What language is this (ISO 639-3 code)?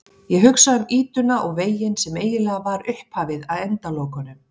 isl